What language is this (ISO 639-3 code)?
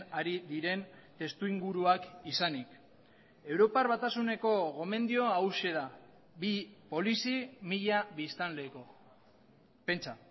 eus